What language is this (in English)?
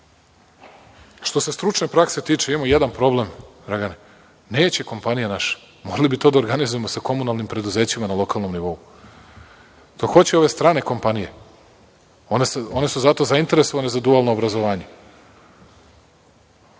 Serbian